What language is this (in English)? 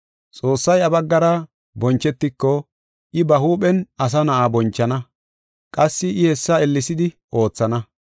Gofa